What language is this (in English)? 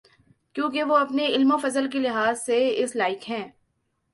Urdu